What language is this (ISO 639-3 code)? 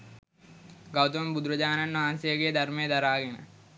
sin